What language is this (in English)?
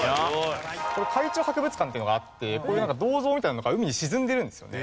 Japanese